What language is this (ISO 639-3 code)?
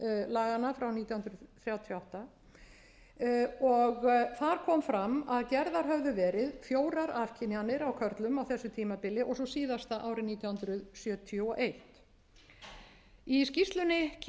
isl